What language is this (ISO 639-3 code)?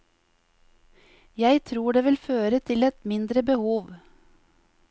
nor